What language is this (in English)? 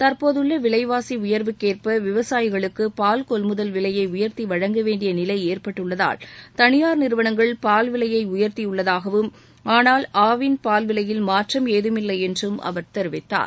Tamil